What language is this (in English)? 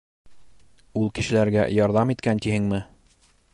Bashkir